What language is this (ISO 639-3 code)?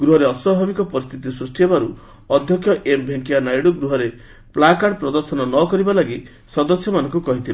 ori